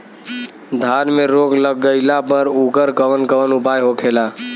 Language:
Bhojpuri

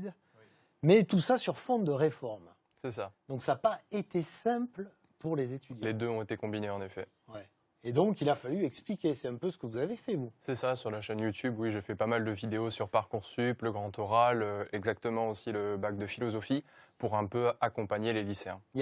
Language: French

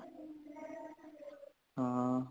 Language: Punjabi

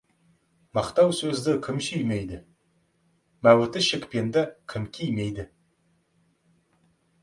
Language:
Kazakh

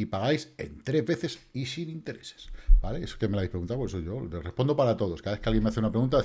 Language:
Spanish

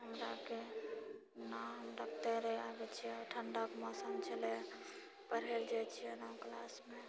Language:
Maithili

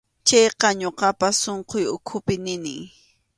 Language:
Arequipa-La Unión Quechua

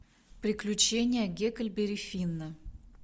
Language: Russian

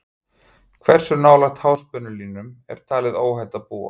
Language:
Icelandic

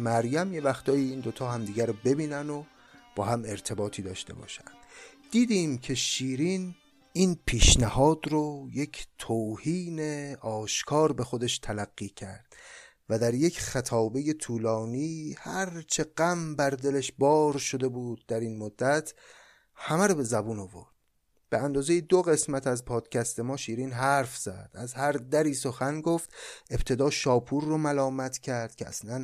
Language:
Persian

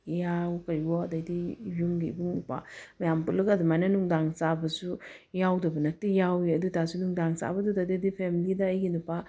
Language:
Manipuri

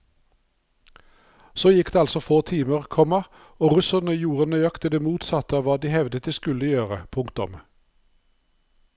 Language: Norwegian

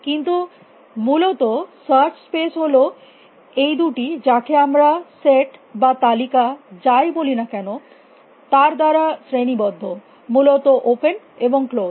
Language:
Bangla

